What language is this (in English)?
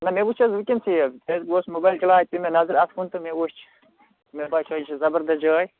Kashmiri